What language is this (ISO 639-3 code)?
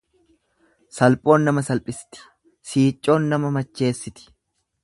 orm